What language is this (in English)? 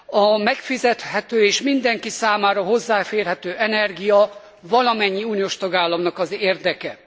Hungarian